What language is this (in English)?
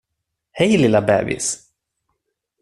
Swedish